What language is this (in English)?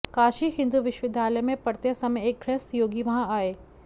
Sanskrit